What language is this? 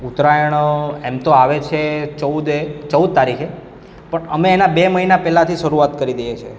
Gujarati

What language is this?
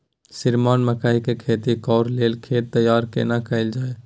Maithili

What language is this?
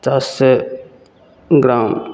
Maithili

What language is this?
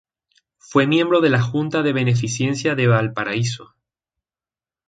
Spanish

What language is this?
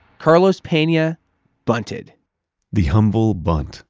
English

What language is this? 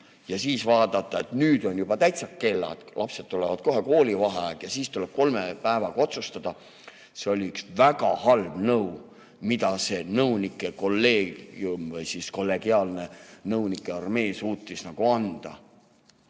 Estonian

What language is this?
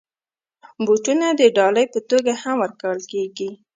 Pashto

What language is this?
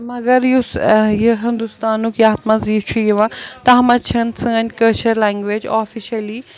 Kashmiri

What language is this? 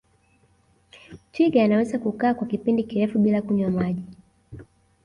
Swahili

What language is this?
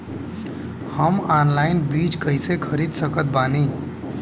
Bhojpuri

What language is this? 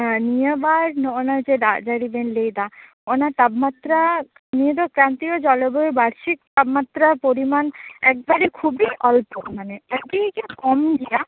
Santali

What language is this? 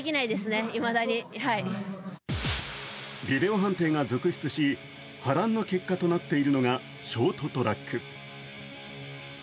Japanese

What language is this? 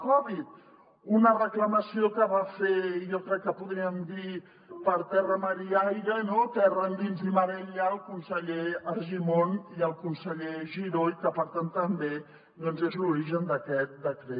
Catalan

